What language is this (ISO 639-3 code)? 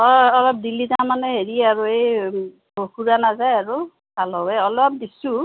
asm